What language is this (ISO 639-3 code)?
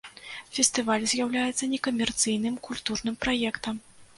bel